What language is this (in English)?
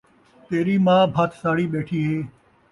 Saraiki